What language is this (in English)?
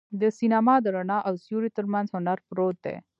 Pashto